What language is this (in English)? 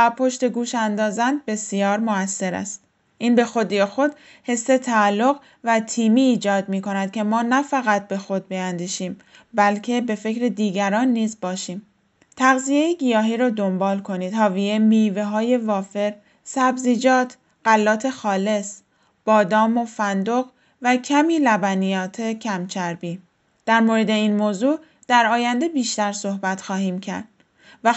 Persian